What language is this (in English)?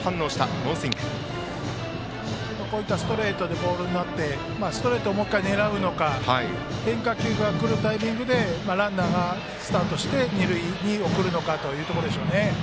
Japanese